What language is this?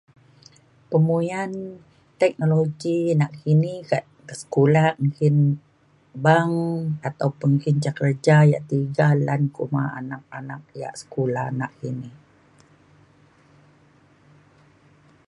Mainstream Kenyah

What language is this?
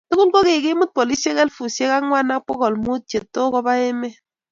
Kalenjin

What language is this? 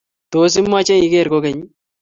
Kalenjin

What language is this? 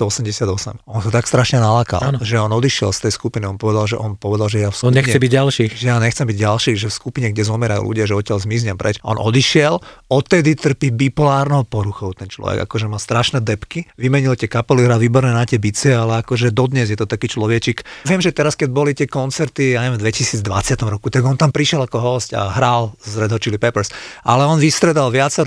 Slovak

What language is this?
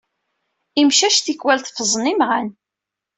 Kabyle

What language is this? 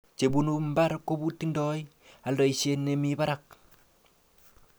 Kalenjin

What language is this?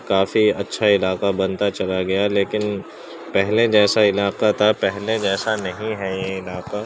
Urdu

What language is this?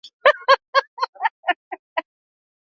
Swahili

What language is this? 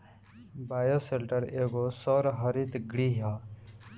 Bhojpuri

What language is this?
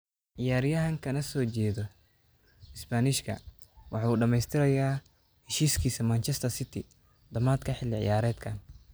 Somali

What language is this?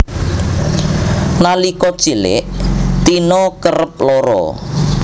Javanese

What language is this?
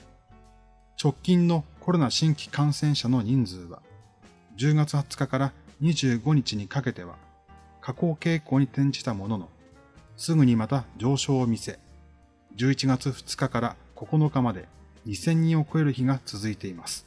Japanese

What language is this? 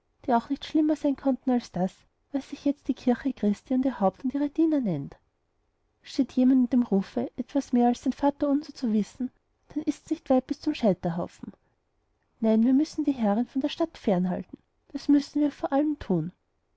German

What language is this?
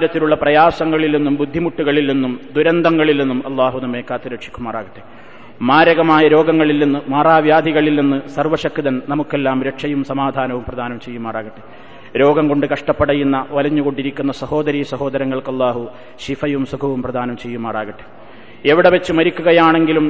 Malayalam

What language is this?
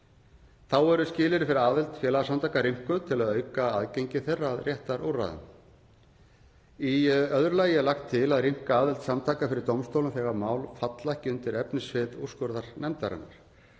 Icelandic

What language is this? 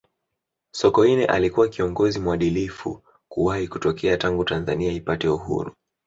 Swahili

